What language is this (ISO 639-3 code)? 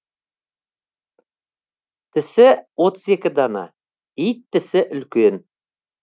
kaz